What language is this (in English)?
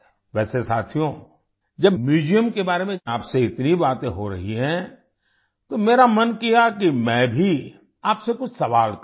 Hindi